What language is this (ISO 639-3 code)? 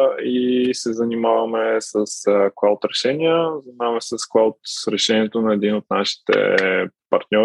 bul